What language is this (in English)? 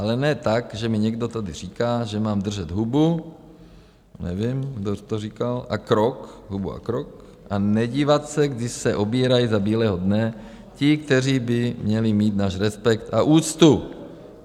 Czech